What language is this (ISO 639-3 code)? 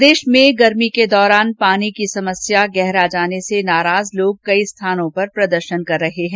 hin